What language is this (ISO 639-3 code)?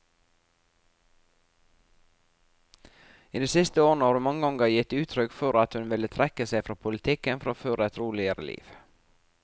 nor